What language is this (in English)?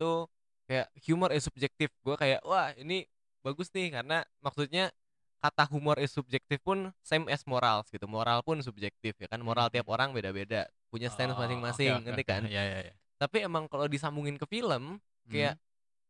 Indonesian